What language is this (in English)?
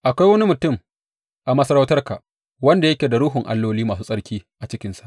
Hausa